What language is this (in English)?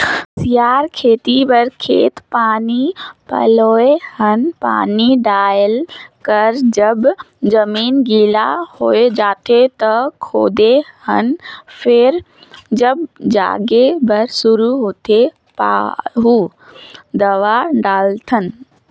Chhattisgarhi